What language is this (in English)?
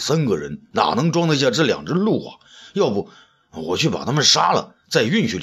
Chinese